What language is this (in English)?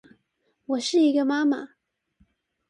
Chinese